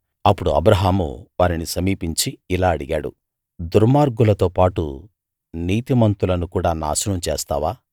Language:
Telugu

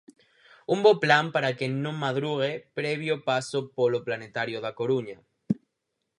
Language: Galician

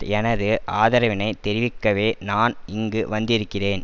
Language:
Tamil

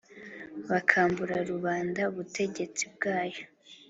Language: Kinyarwanda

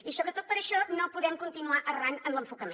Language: Catalan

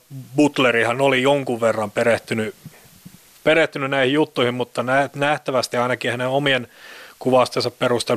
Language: Finnish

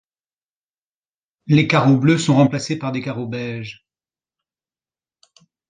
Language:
French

